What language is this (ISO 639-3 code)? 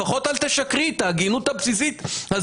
heb